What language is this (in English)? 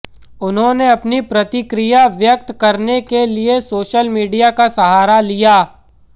Hindi